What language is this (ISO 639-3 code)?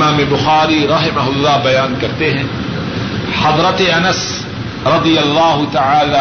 urd